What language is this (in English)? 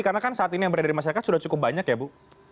Indonesian